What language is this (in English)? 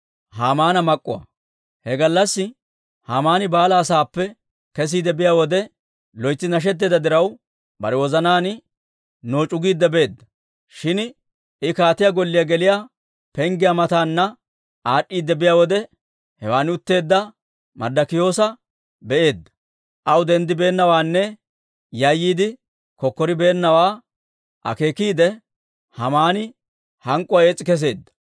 Dawro